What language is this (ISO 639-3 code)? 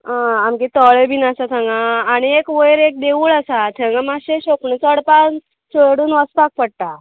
kok